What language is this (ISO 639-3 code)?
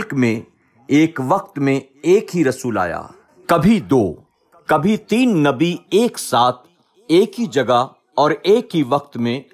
urd